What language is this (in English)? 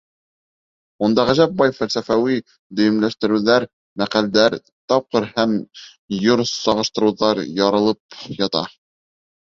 Bashkir